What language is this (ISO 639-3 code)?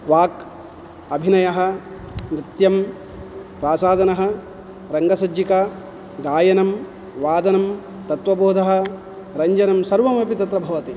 san